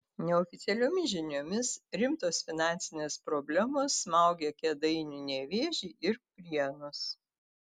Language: Lithuanian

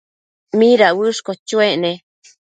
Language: Matsés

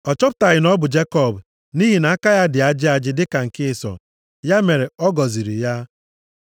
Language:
Igbo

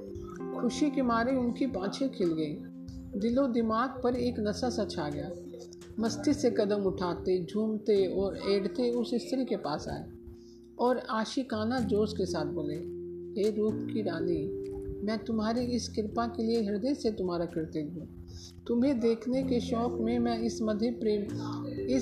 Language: Hindi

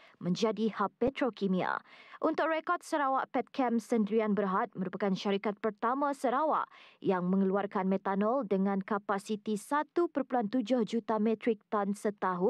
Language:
Malay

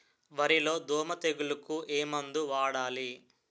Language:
Telugu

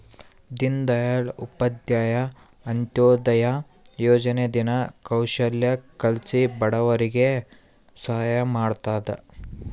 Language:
Kannada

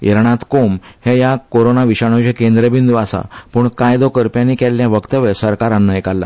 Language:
Konkani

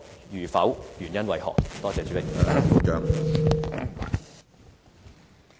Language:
Cantonese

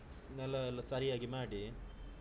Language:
Kannada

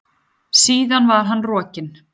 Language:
Icelandic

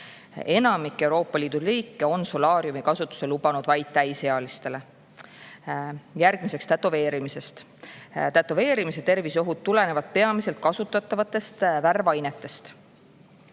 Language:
Estonian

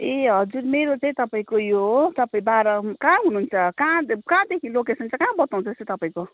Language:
Nepali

